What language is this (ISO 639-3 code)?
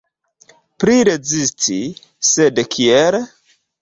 epo